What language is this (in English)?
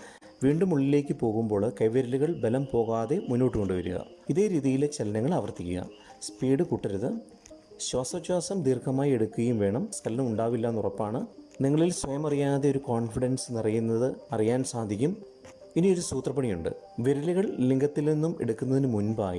Malayalam